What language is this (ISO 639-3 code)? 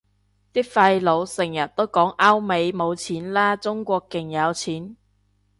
yue